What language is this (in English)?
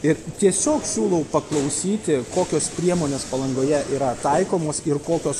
Lithuanian